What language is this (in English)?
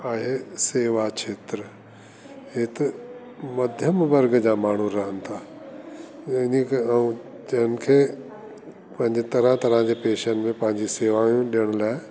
Sindhi